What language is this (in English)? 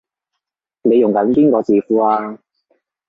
Cantonese